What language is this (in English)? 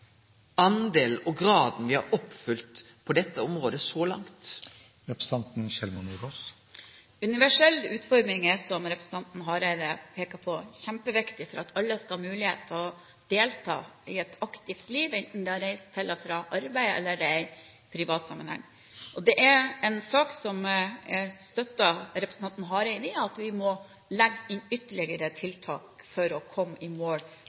Norwegian